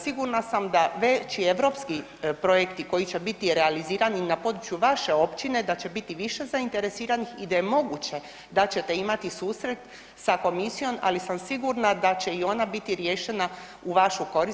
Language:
Croatian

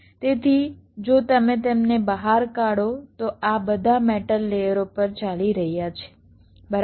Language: Gujarati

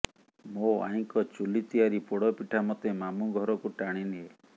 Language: Odia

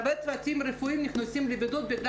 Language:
Hebrew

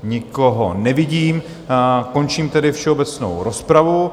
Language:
Czech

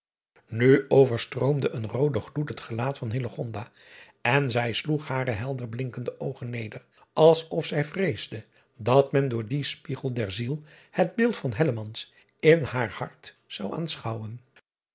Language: Dutch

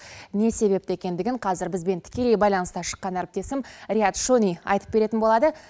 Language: Kazakh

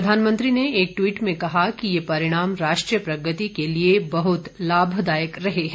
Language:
Hindi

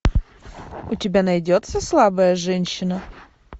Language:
Russian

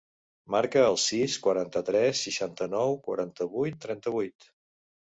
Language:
Catalan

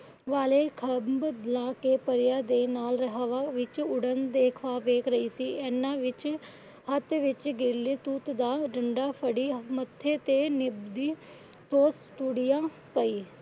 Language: Punjabi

